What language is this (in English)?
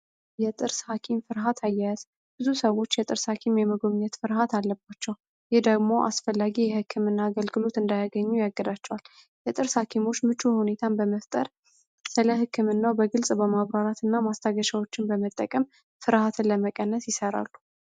Amharic